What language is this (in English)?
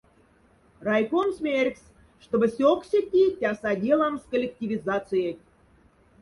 Moksha